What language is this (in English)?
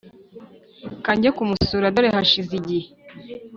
Kinyarwanda